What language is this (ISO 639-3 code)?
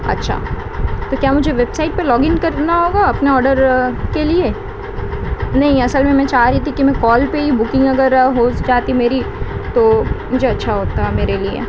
urd